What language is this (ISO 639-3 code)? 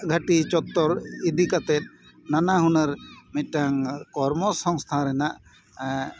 sat